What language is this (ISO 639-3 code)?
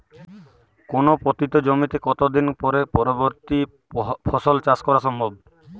ben